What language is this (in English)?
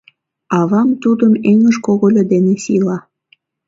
Mari